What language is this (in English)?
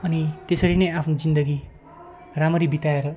Nepali